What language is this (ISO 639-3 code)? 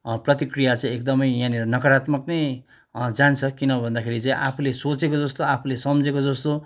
nep